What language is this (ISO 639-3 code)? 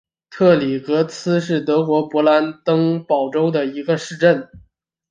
zho